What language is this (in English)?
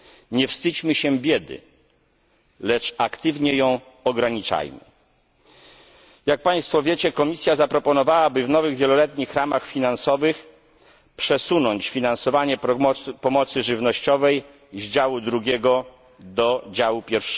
Polish